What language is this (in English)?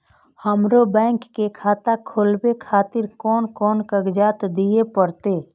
Maithili